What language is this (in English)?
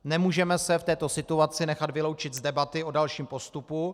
Czech